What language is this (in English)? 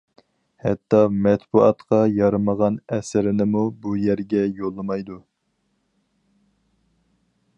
Uyghur